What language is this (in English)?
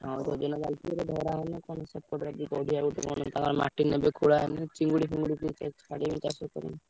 Odia